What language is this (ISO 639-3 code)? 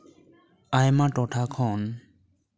sat